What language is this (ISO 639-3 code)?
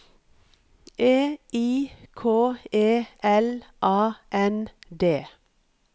nor